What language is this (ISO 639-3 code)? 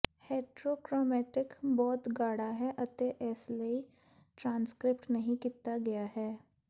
pan